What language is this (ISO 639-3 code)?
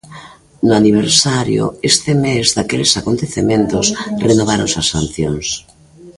glg